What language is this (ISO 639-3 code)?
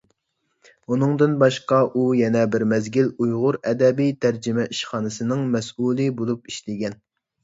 uig